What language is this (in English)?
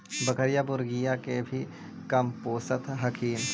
Magahi